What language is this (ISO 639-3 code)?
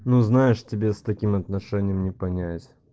rus